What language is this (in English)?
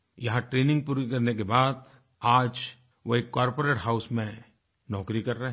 Hindi